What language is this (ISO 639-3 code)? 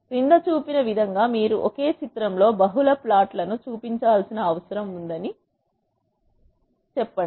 tel